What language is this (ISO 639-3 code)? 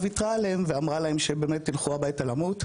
heb